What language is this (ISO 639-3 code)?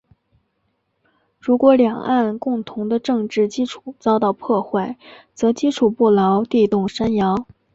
zho